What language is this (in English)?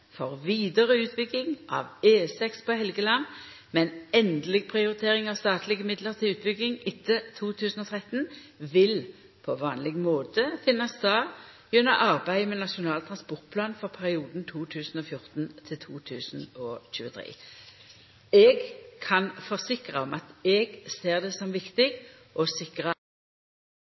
Norwegian Nynorsk